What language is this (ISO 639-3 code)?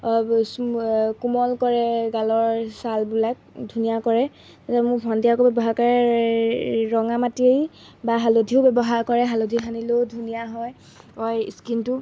asm